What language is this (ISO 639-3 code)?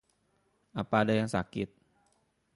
ind